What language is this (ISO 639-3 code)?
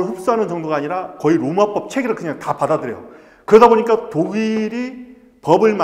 kor